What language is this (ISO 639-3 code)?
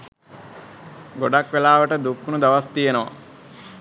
sin